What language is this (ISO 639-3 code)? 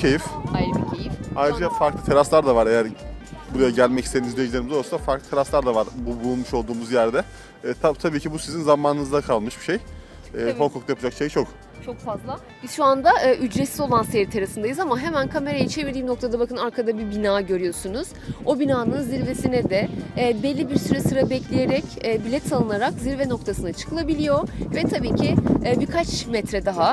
tur